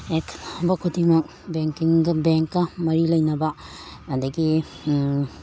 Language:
Manipuri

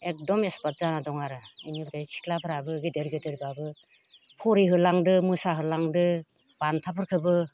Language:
Bodo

